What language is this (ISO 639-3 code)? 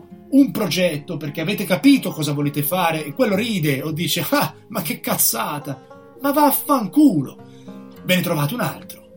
ita